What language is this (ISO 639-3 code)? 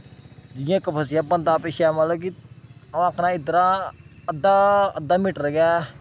doi